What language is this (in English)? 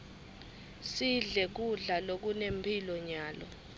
Swati